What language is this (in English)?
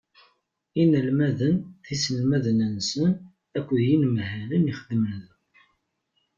Kabyle